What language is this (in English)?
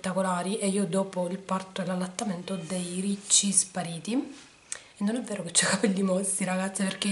Italian